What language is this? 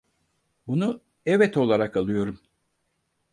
Turkish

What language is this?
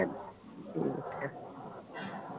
Punjabi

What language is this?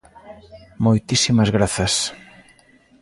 Galician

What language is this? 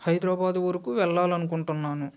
Telugu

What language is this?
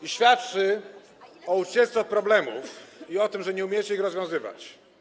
Polish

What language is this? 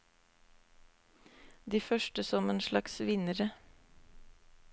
Norwegian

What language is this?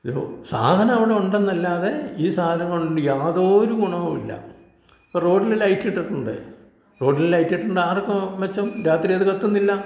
Malayalam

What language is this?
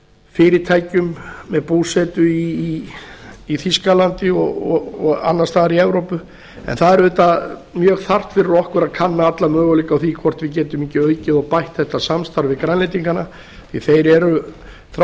Icelandic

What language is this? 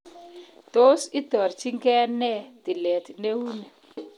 Kalenjin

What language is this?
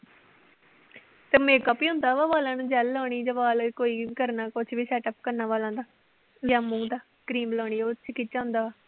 Punjabi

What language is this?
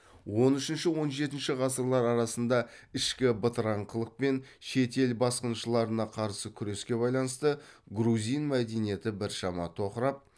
Kazakh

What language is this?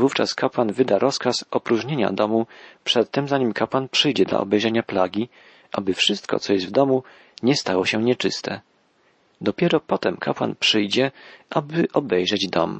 Polish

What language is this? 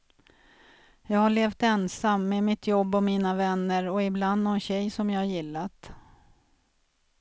Swedish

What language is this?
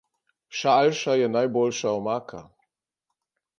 Slovenian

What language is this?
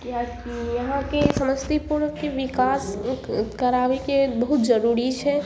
Maithili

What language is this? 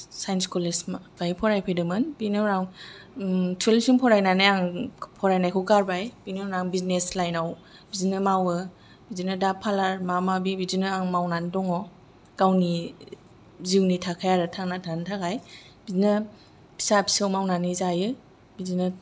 Bodo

